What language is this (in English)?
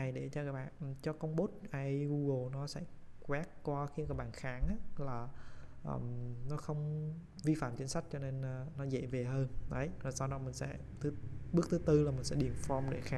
Vietnamese